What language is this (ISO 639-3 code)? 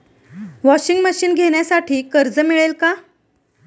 mar